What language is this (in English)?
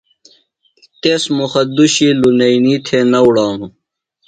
Phalura